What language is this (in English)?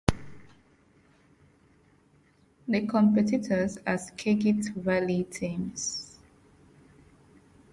English